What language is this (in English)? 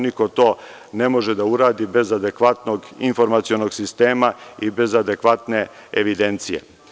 Serbian